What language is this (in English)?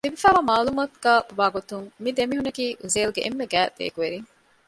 Divehi